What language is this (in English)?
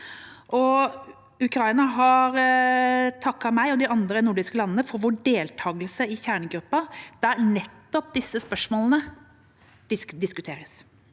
Norwegian